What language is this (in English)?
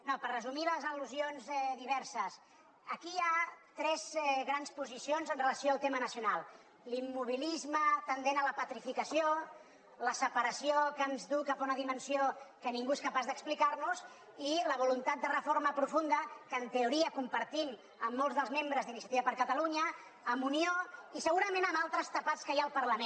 Catalan